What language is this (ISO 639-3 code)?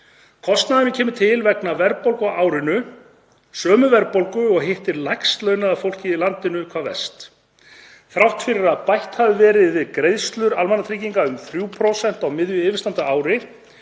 isl